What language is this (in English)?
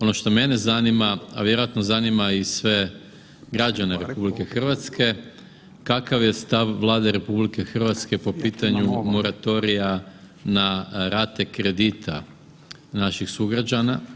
Croatian